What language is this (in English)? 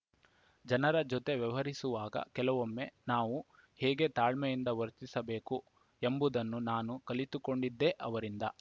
Kannada